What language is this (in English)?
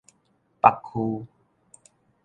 Min Nan Chinese